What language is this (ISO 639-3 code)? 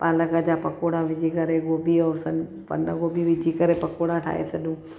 snd